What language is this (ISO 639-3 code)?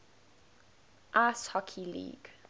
eng